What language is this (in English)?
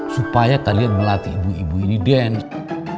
Indonesian